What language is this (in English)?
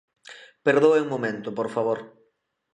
Galician